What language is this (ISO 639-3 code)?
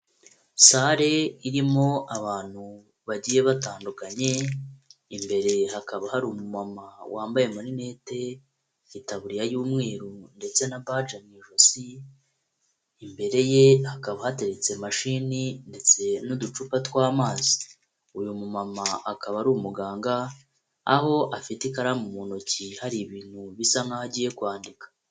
kin